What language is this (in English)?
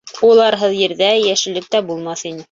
Bashkir